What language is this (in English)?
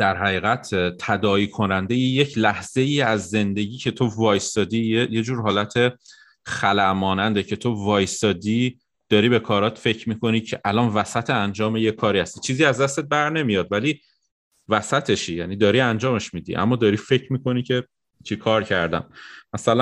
Persian